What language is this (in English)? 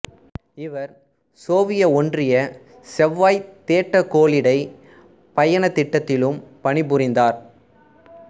Tamil